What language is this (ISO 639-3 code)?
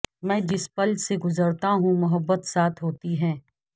urd